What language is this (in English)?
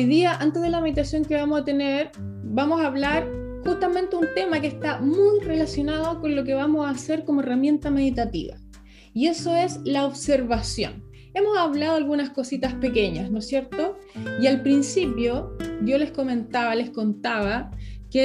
Spanish